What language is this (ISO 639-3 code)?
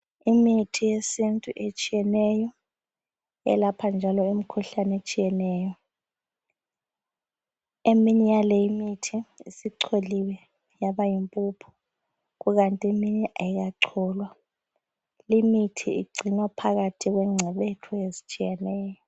nde